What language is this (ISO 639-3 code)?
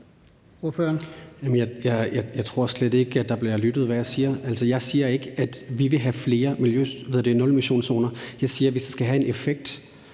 dan